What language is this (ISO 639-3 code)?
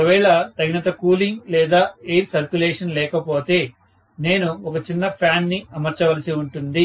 tel